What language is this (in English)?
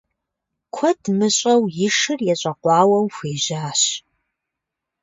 Kabardian